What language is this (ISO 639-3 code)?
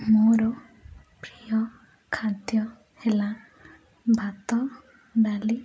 ori